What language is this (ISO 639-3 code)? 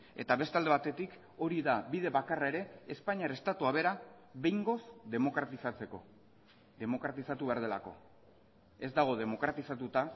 eus